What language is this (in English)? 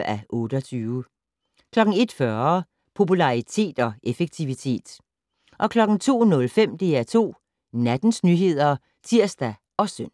Danish